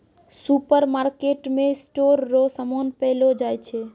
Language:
Maithili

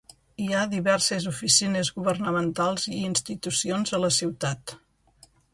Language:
Catalan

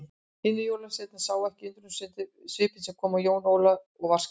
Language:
Icelandic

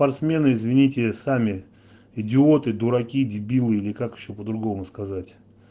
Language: Russian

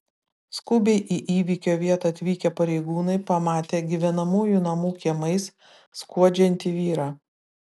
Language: Lithuanian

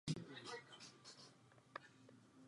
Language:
Czech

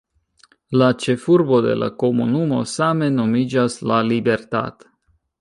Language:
Esperanto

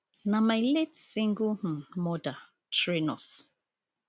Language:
Nigerian Pidgin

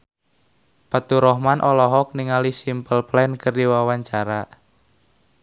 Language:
Sundanese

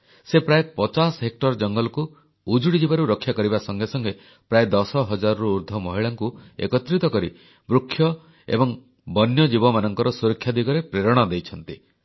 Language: Odia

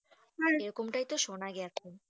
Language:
Bangla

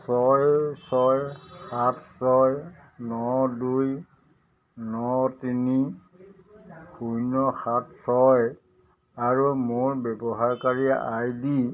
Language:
Assamese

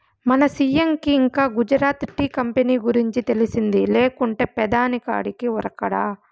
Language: Telugu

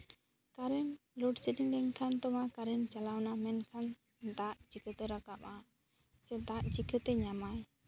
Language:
Santali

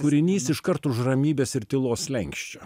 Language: Lithuanian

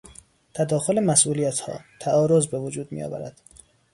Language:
Persian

